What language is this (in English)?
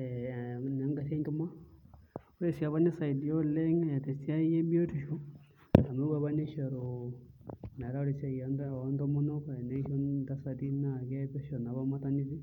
Masai